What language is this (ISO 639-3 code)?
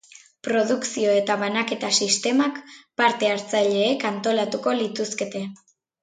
eus